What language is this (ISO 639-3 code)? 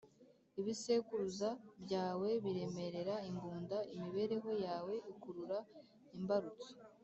kin